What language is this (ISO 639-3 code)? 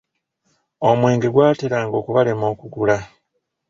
lug